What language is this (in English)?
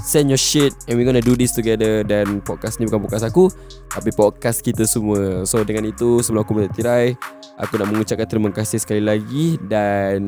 Malay